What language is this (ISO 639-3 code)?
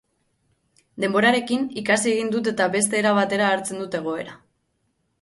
eus